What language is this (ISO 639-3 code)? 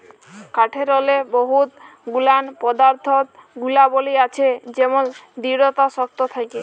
ben